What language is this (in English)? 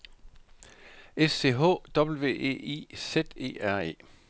Danish